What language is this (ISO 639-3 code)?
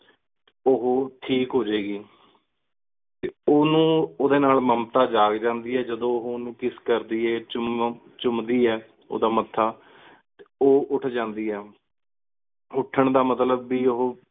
pan